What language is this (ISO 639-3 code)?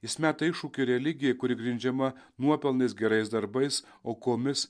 lit